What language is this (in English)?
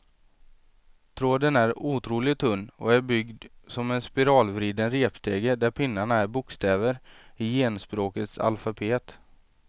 Swedish